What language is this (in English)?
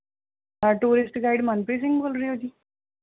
Punjabi